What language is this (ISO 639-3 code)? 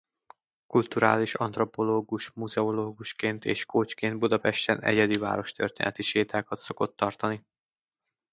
hun